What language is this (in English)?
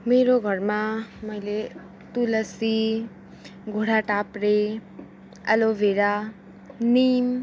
Nepali